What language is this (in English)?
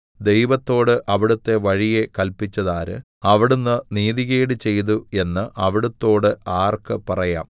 Malayalam